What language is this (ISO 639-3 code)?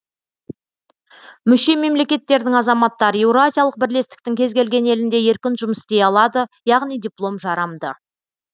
kaz